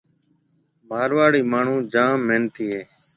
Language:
Marwari (Pakistan)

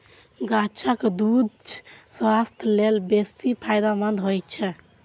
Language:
Maithili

